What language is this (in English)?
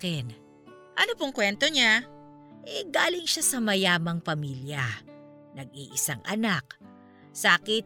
Filipino